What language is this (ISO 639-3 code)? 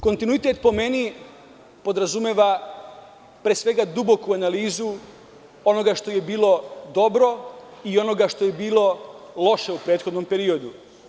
srp